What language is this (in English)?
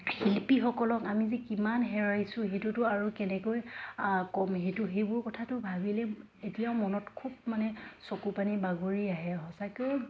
Assamese